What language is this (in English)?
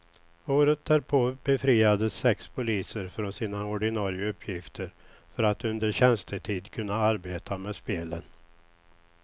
Swedish